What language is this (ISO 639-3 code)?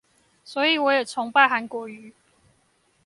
zho